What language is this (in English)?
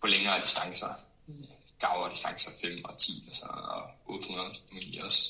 Danish